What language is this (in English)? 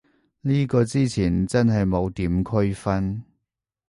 Cantonese